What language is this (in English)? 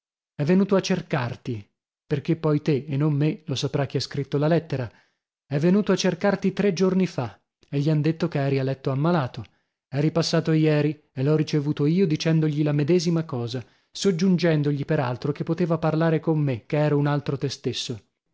Italian